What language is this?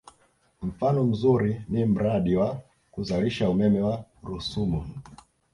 Swahili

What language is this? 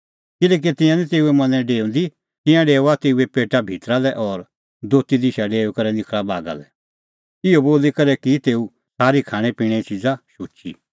Kullu Pahari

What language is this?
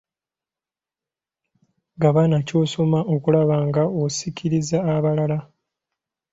Ganda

